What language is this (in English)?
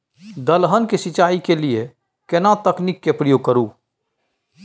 Maithili